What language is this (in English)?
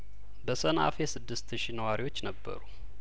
Amharic